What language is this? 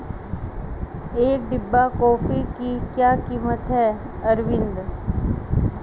Hindi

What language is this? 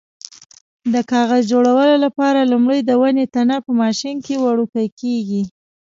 Pashto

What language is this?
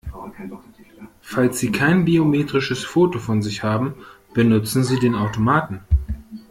German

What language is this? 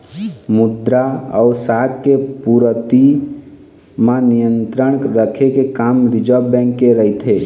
Chhattisgarhi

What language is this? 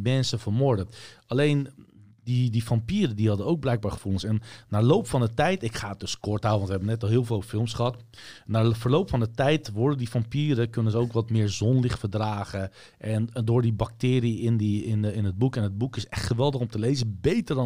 Dutch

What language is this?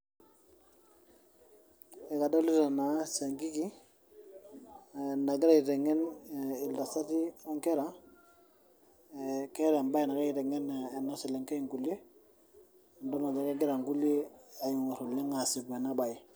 Masai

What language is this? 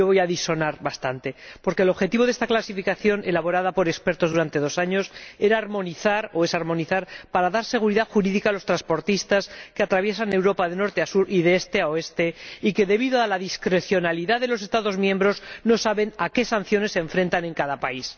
Spanish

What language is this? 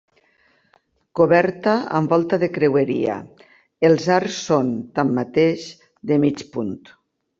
Catalan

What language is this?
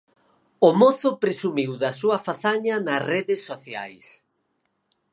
Galician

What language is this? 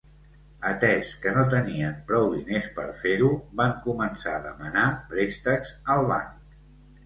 Catalan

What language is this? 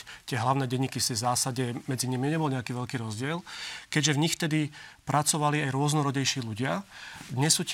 Slovak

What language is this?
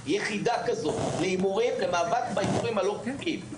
Hebrew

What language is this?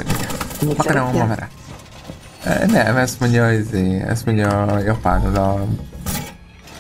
Hungarian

